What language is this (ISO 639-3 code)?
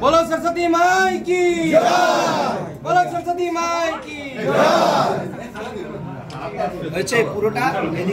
ara